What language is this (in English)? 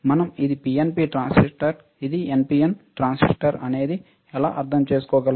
Telugu